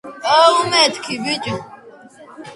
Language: Georgian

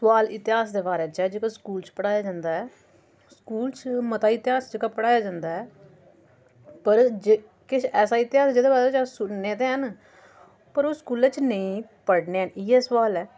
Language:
Dogri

